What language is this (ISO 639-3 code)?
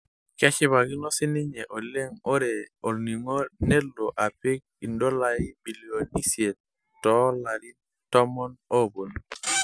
mas